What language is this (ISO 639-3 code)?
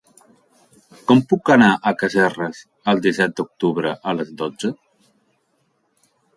cat